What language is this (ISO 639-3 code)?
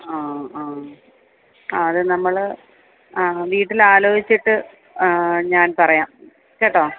mal